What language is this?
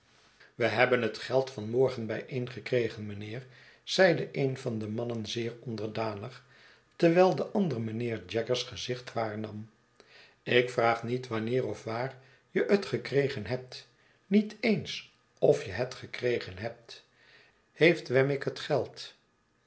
Dutch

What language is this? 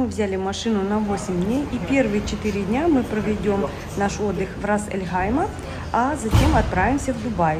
Russian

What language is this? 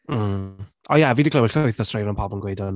Welsh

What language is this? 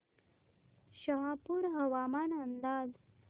Marathi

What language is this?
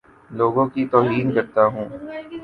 Urdu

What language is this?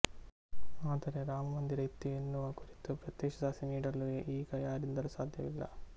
Kannada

